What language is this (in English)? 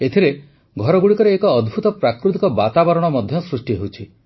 Odia